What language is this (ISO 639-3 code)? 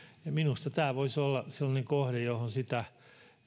fin